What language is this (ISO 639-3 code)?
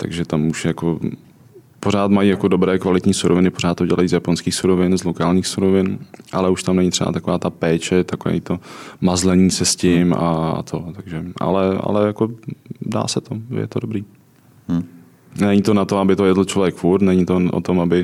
ces